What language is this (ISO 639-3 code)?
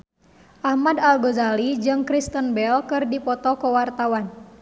sun